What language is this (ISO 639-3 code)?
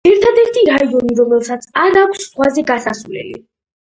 kat